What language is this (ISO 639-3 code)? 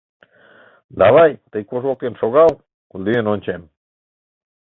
chm